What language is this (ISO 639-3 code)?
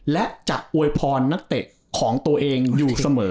tha